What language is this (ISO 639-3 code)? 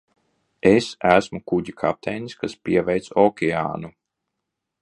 lav